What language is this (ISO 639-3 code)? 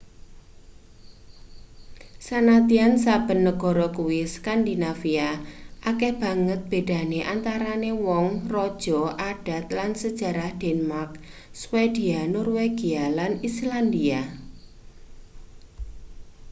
jav